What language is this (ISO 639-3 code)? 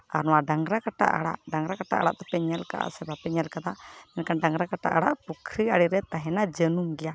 sat